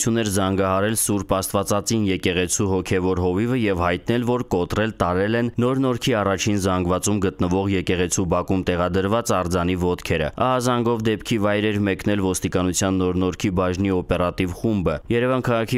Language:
Turkish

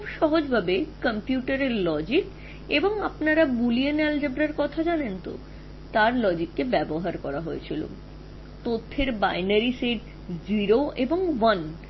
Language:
Bangla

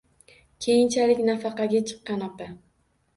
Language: Uzbek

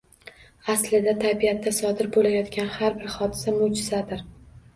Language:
Uzbek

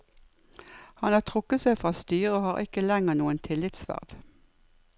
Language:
Norwegian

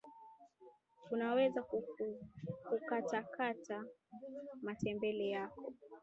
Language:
Swahili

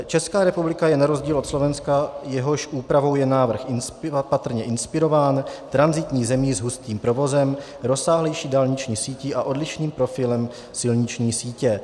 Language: Czech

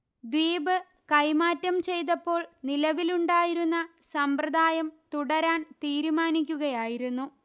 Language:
Malayalam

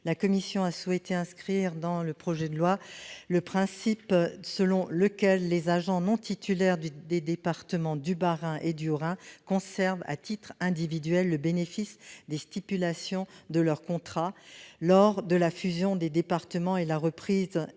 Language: French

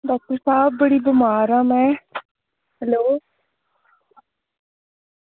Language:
Dogri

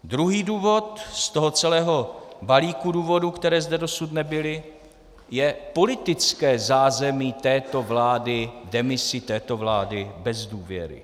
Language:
Czech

